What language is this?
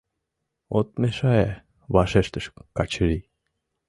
Mari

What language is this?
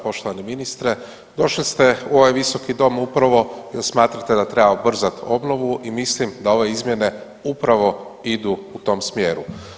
Croatian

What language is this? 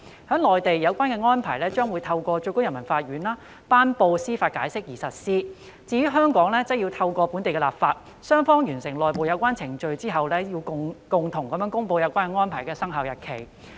Cantonese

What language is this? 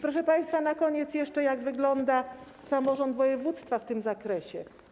Polish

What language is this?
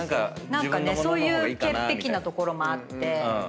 Japanese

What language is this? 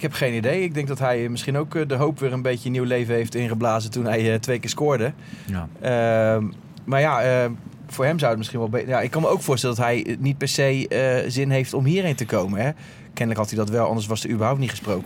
Dutch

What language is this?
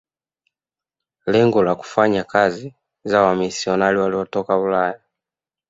Swahili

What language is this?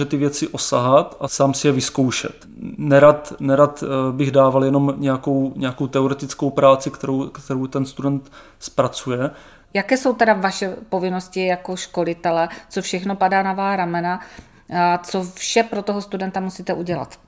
Czech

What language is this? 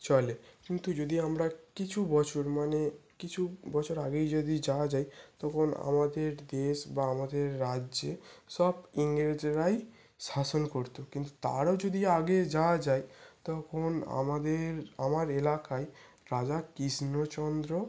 Bangla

